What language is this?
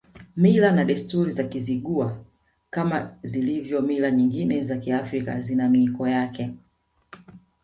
Swahili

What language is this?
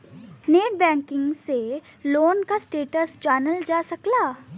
Bhojpuri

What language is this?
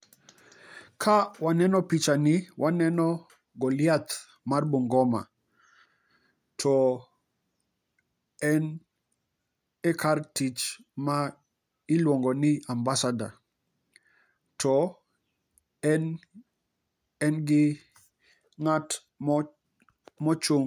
Luo (Kenya and Tanzania)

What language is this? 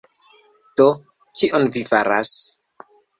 Esperanto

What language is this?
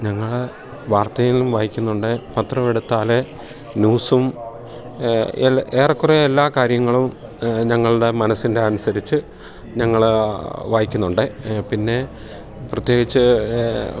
Malayalam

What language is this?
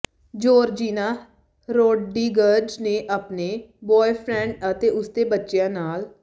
Punjabi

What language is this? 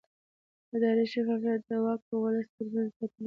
Pashto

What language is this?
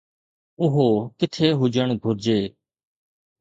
Sindhi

